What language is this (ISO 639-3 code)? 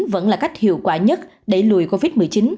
vie